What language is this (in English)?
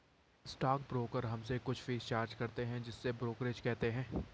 Hindi